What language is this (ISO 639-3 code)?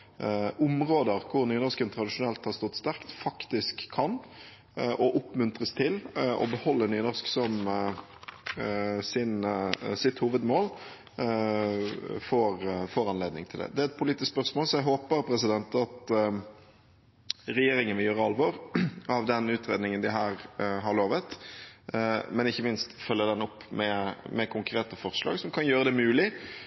nob